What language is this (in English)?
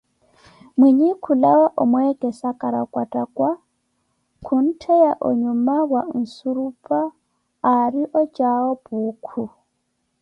Koti